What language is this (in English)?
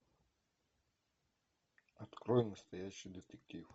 Russian